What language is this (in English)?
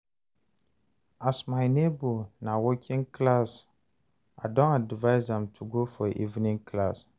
Nigerian Pidgin